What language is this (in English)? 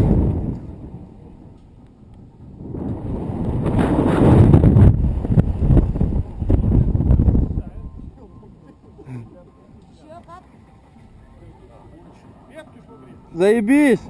Russian